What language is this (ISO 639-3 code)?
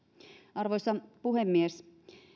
fin